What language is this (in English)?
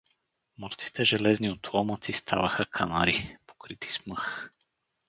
Bulgarian